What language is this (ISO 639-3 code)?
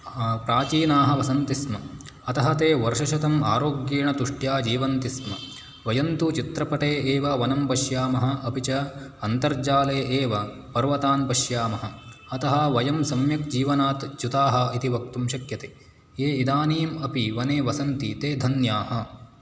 san